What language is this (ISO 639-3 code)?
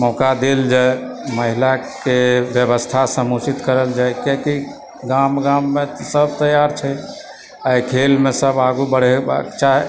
mai